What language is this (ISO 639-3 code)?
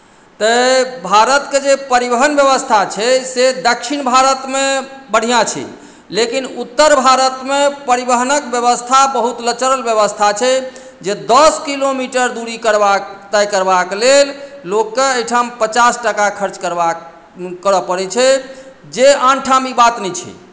mai